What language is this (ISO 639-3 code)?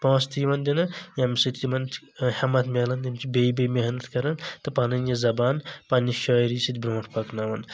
kas